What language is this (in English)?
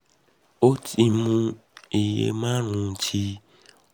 Yoruba